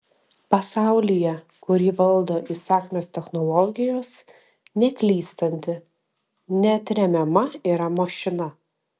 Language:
Lithuanian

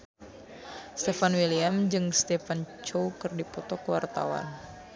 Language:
Sundanese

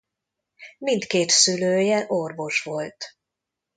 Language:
Hungarian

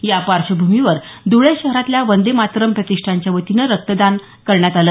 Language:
Marathi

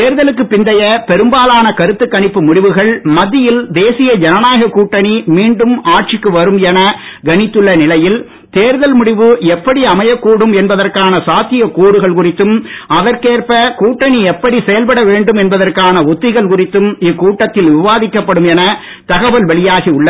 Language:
Tamil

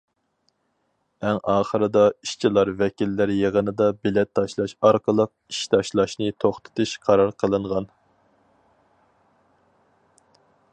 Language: Uyghur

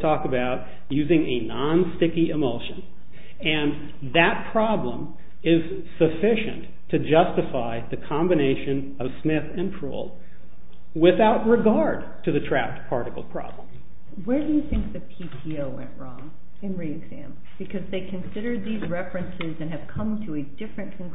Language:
English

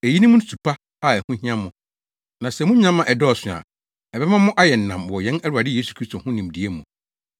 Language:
Akan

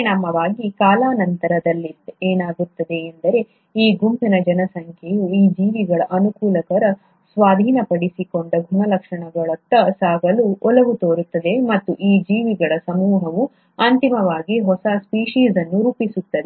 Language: Kannada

